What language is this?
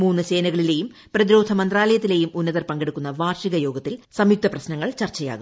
Malayalam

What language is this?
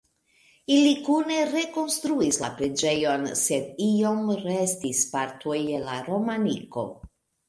Esperanto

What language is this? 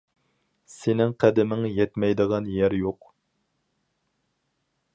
Uyghur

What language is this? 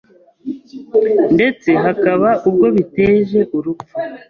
Kinyarwanda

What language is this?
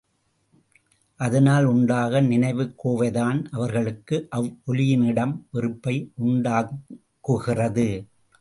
Tamil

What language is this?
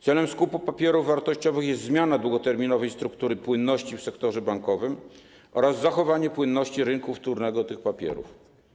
Polish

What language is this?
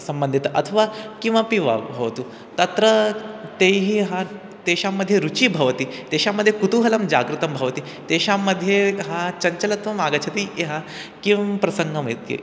Sanskrit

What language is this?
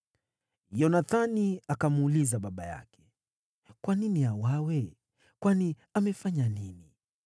Swahili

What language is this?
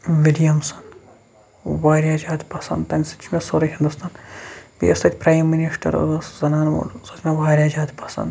Kashmiri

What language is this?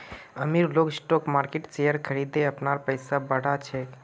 Magahi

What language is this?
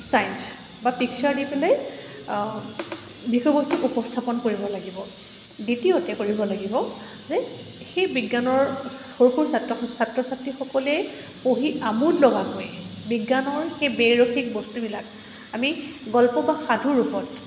Assamese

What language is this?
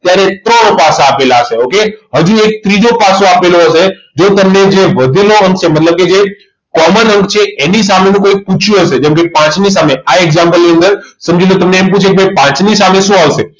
Gujarati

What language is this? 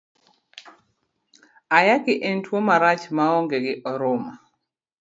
Luo (Kenya and Tanzania)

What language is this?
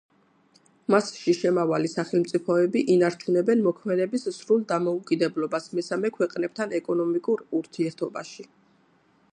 Georgian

